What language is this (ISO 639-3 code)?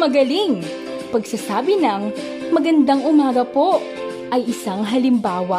fil